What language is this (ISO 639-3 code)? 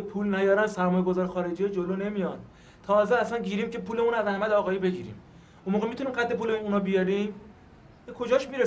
fas